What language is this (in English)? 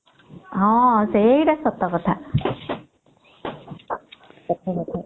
Odia